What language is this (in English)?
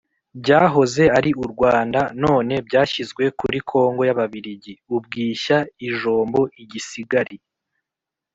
Kinyarwanda